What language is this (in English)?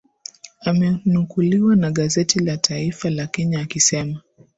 Swahili